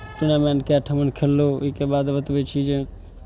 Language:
Maithili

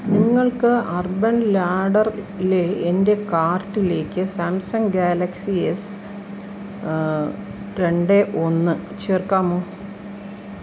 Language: Malayalam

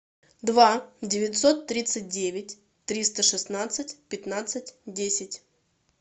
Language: Russian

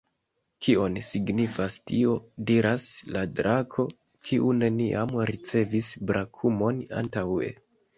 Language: Esperanto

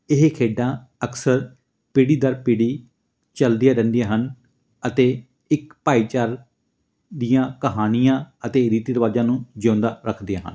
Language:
Punjabi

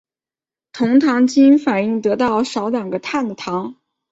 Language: Chinese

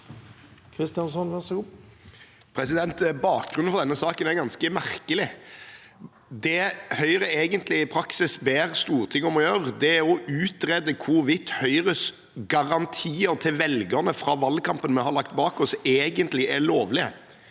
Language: Norwegian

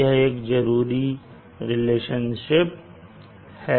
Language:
Hindi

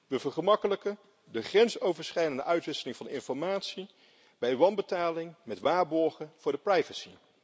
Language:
Dutch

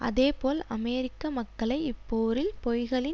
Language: Tamil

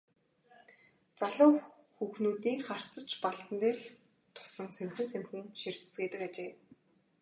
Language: Mongolian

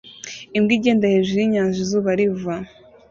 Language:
Kinyarwanda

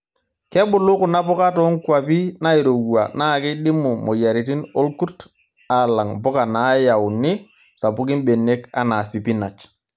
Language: Masai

